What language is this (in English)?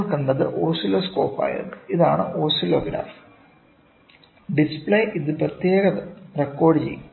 Malayalam